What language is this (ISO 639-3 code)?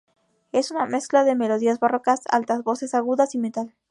spa